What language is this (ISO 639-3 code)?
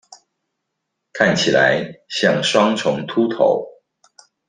zho